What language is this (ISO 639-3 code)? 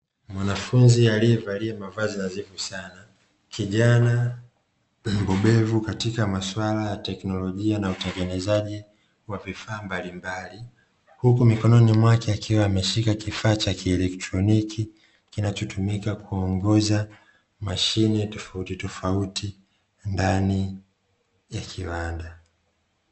swa